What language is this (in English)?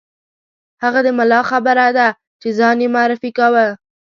Pashto